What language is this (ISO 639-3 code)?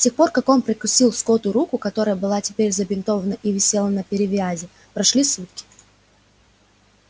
rus